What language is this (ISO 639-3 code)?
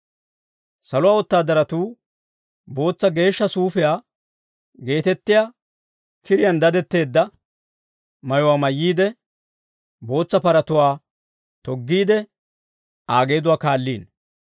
dwr